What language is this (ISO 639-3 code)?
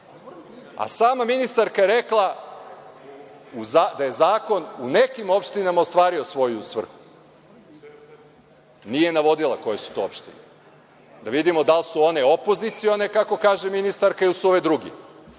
srp